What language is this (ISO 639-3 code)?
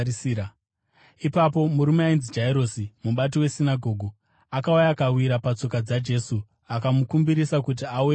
sna